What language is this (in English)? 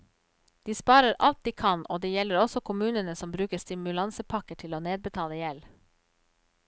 Norwegian